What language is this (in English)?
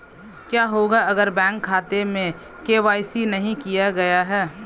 Hindi